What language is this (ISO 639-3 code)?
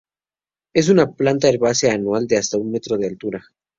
spa